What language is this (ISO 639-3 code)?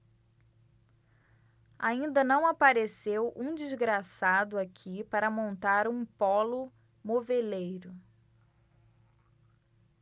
por